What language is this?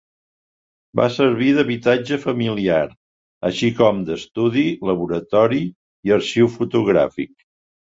Catalan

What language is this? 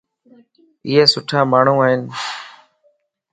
Lasi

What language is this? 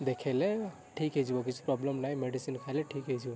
Odia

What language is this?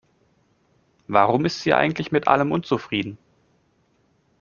German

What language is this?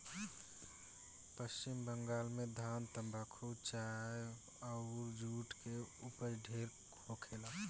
Bhojpuri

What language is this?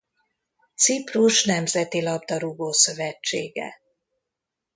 Hungarian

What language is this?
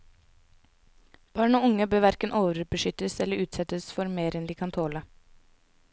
Norwegian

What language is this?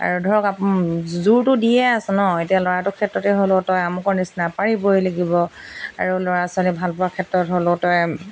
Assamese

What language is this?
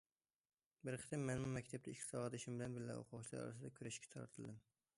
Uyghur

